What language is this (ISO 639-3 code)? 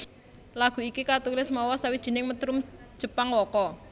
jav